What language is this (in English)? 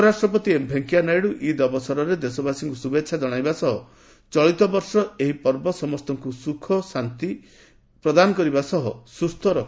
Odia